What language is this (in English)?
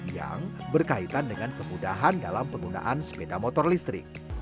Indonesian